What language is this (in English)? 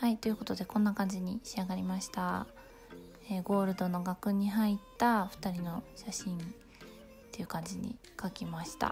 Japanese